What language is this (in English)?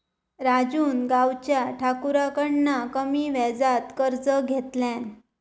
Marathi